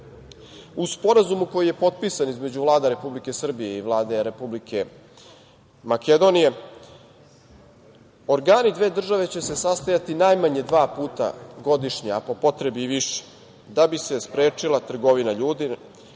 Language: Serbian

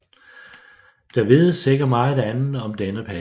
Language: Danish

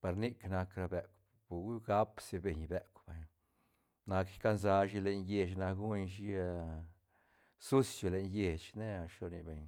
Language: Santa Catarina Albarradas Zapotec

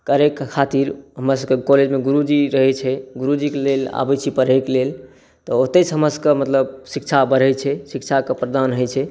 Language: Maithili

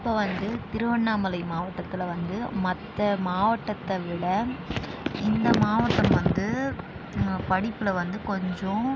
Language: Tamil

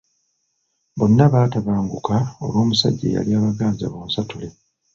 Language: Ganda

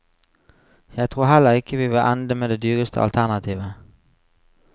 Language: Norwegian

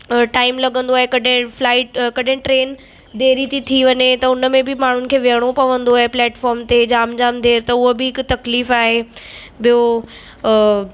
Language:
Sindhi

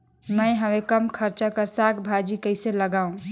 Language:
Chhattisgarhi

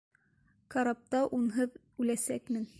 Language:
Bashkir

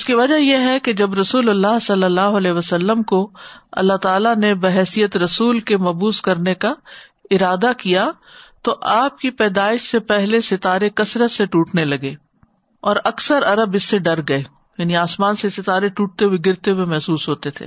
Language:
Urdu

